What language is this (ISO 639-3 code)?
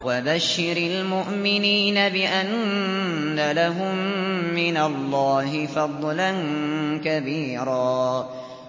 ara